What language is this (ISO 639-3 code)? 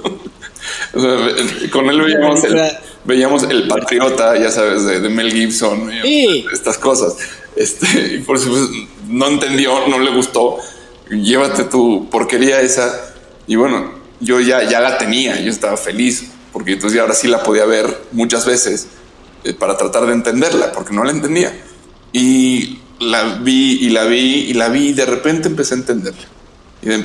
spa